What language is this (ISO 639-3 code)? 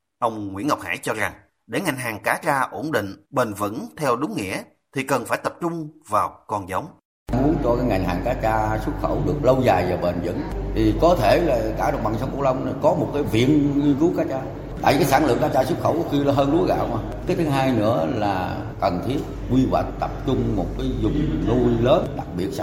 vie